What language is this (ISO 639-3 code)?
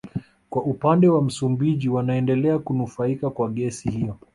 swa